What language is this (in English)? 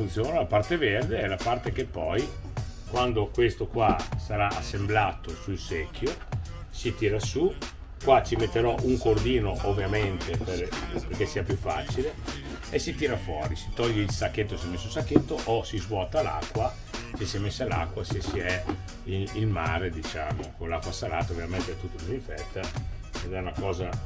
Italian